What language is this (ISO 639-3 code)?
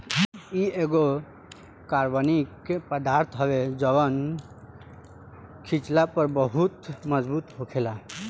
bho